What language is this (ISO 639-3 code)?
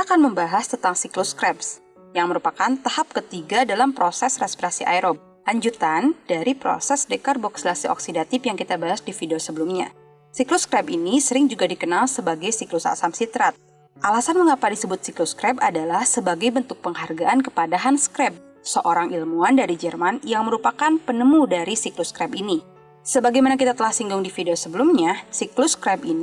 ind